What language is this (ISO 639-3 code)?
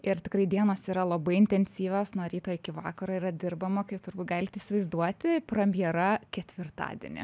lit